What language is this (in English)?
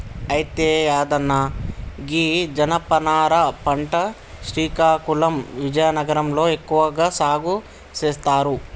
Telugu